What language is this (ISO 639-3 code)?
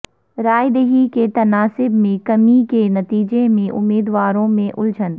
urd